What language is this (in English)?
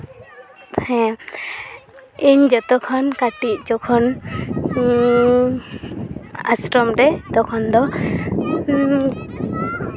Santali